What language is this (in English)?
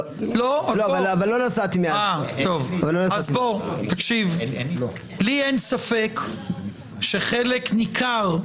Hebrew